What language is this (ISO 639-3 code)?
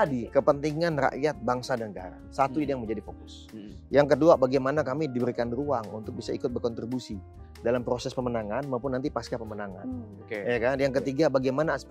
ind